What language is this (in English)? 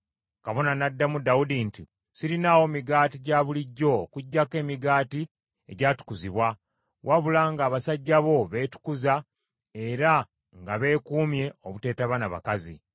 Ganda